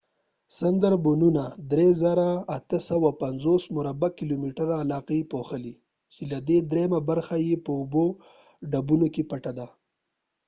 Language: Pashto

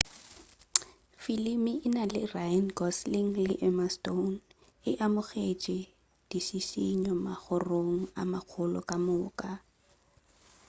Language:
Northern Sotho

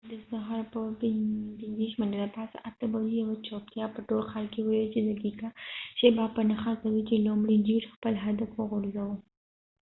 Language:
Pashto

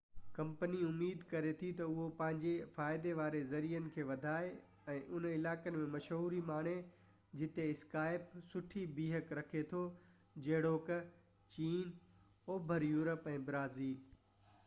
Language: Sindhi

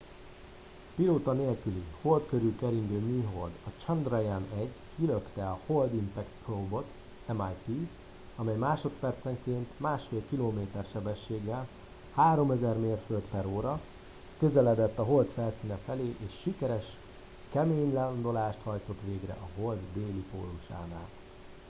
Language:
Hungarian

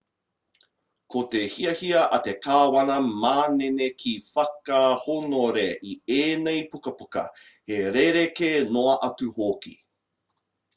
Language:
Māori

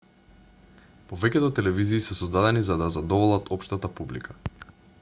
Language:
Macedonian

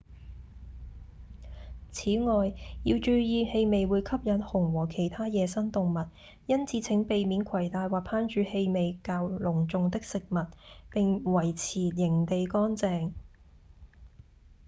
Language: Cantonese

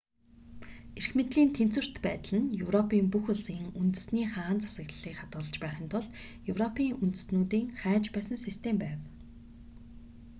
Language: Mongolian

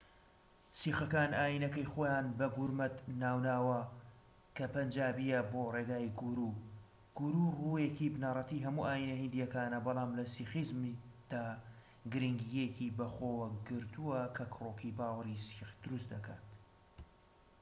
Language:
Central Kurdish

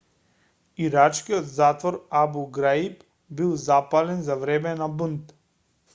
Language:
Macedonian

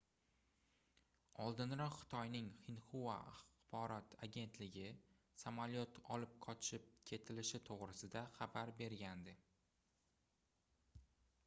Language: Uzbek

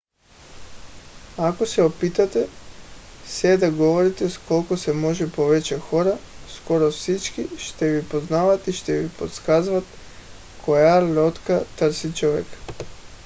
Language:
Bulgarian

